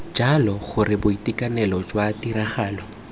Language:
Tswana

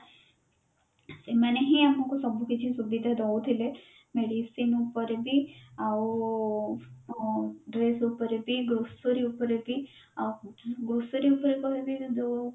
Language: Odia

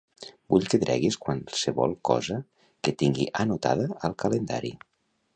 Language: Catalan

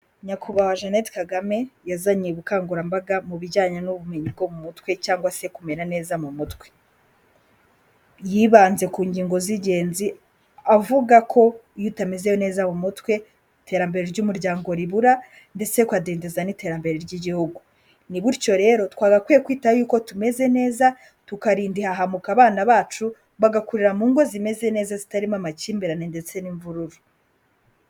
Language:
Kinyarwanda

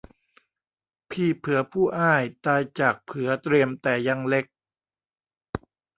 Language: Thai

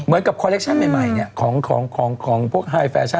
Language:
Thai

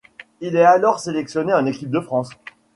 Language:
French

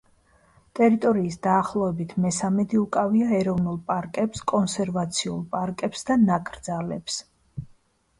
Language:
Georgian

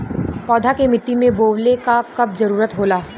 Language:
Bhojpuri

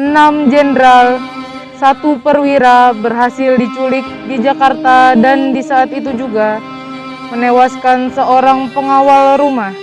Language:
Indonesian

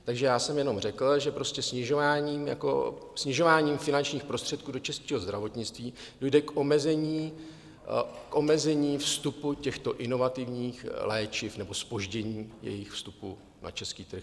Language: Czech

